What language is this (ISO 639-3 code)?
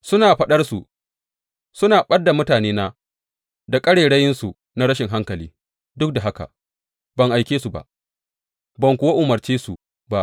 hau